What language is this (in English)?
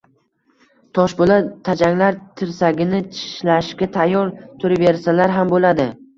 Uzbek